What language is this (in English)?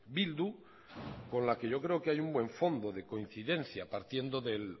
Spanish